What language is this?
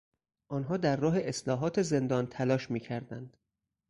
Persian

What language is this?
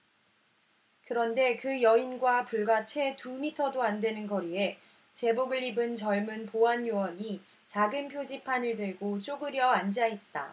Korean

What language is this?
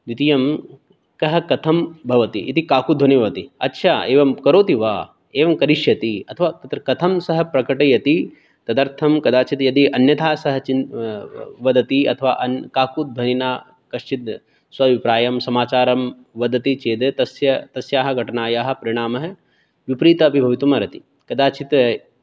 Sanskrit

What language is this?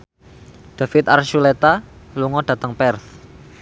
Javanese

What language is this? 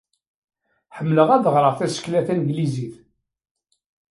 Kabyle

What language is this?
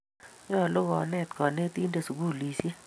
Kalenjin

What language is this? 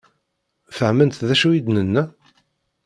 Kabyle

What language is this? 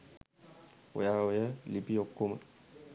Sinhala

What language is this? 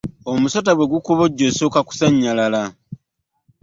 Ganda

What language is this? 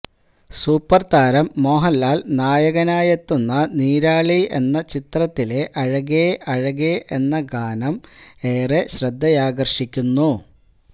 Malayalam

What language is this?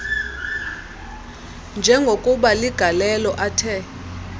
Xhosa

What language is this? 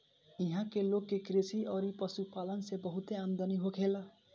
Bhojpuri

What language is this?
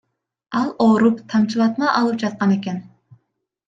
Kyrgyz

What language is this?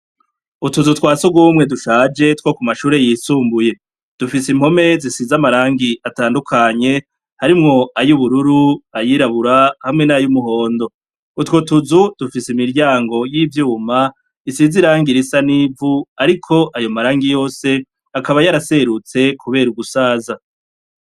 Rundi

